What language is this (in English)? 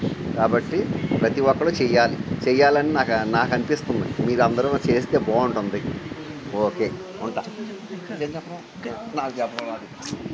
Telugu